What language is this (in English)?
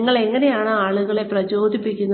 Malayalam